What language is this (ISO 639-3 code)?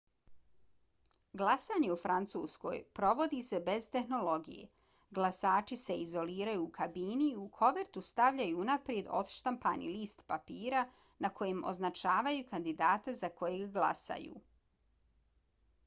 bos